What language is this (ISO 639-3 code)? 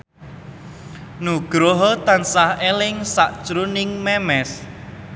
jav